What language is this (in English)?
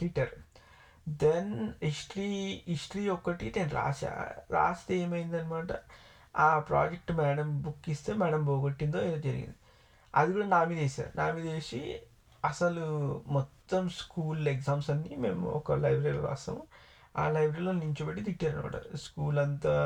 Telugu